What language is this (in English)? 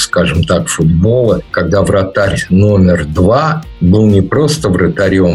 Russian